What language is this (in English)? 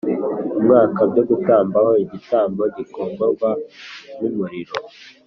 Kinyarwanda